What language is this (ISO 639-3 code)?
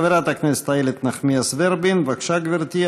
heb